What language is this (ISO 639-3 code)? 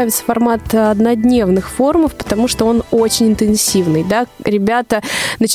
rus